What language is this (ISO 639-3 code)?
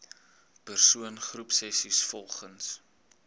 afr